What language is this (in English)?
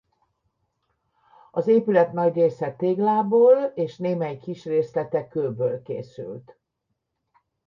Hungarian